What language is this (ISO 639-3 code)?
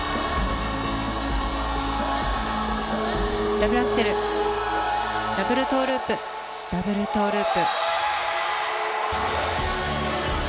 jpn